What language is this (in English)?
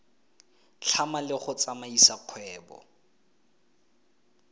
Tswana